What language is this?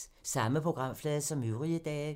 Danish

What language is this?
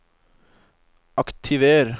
Norwegian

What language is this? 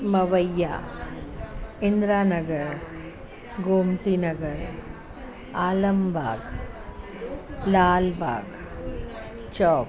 Sindhi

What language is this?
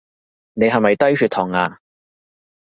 Cantonese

